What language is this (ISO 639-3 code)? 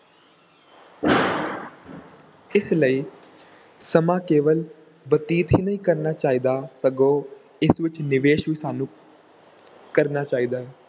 pan